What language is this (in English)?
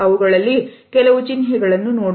Kannada